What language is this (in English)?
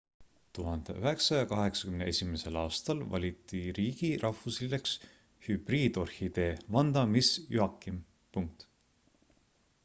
Estonian